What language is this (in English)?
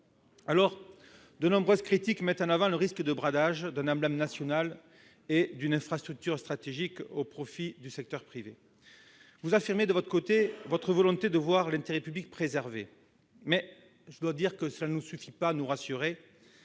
French